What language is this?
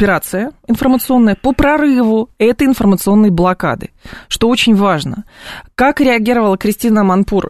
Russian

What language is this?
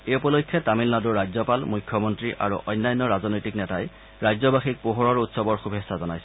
Assamese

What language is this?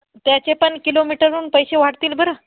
Marathi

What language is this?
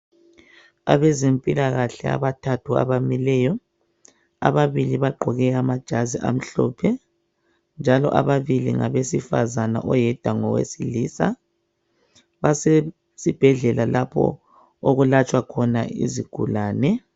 North Ndebele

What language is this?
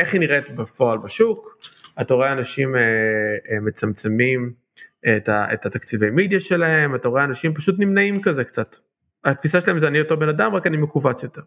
Hebrew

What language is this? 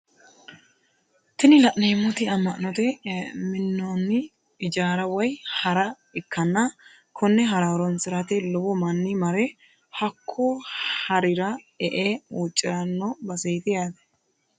Sidamo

